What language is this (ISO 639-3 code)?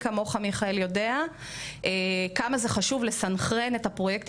heb